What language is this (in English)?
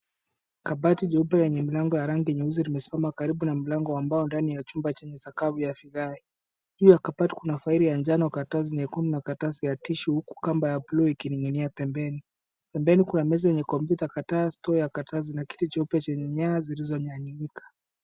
Swahili